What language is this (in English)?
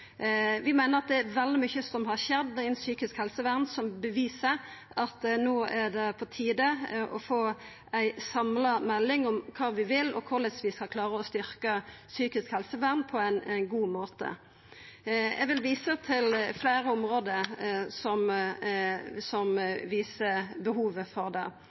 Norwegian Nynorsk